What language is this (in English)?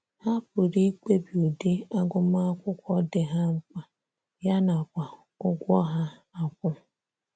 Igbo